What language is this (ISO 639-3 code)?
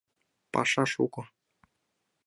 chm